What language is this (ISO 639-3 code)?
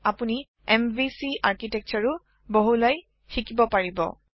asm